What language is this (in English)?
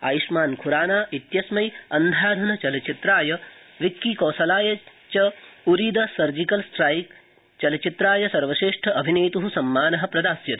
Sanskrit